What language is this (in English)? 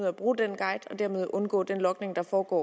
Danish